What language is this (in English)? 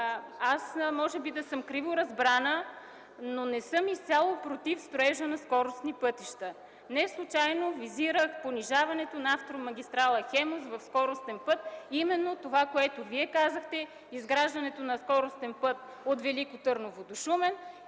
Bulgarian